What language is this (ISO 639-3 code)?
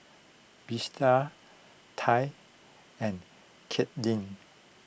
eng